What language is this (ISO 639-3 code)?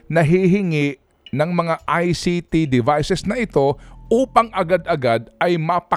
fil